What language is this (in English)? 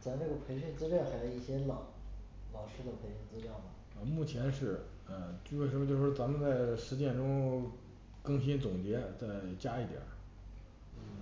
Chinese